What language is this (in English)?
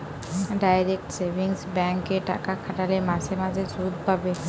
Bangla